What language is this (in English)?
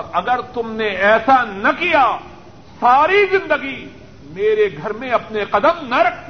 Urdu